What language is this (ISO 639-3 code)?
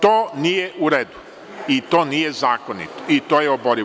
srp